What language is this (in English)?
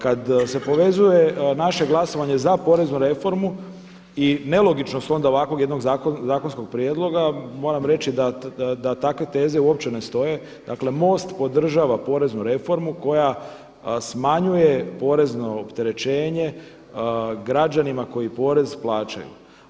Croatian